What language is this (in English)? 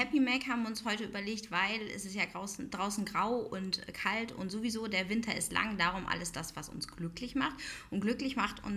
German